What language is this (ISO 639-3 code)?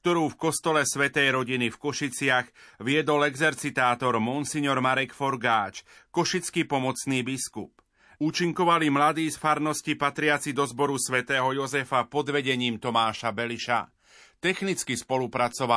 slk